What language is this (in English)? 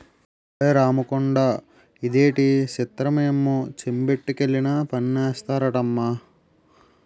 Telugu